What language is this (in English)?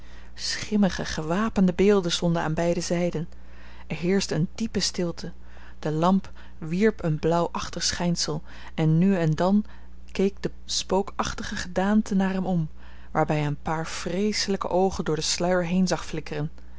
Dutch